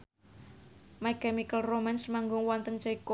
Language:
Javanese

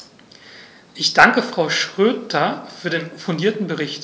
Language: German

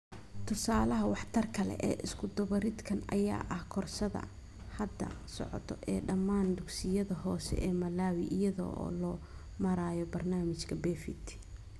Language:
Somali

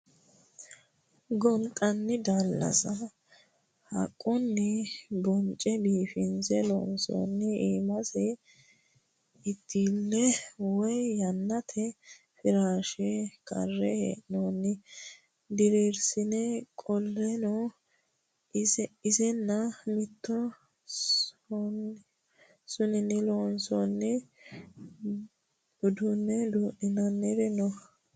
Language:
Sidamo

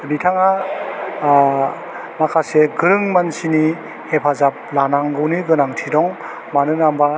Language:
Bodo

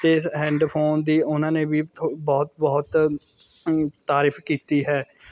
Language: Punjabi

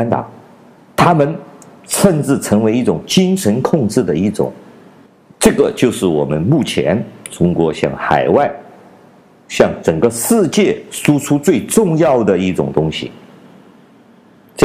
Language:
Chinese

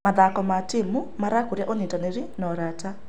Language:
Kikuyu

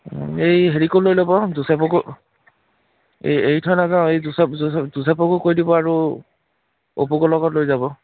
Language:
Assamese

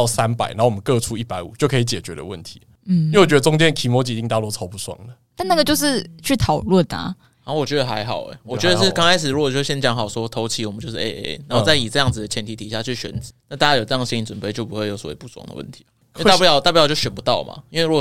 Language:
Chinese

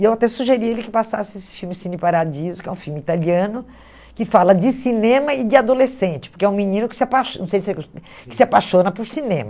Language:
Portuguese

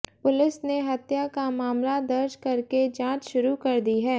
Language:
Hindi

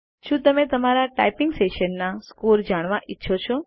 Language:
Gujarati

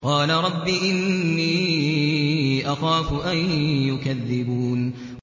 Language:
Arabic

